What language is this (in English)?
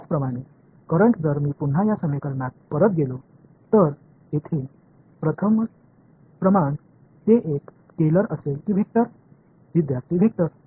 Tamil